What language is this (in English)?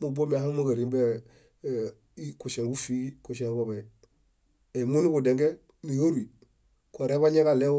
Bayot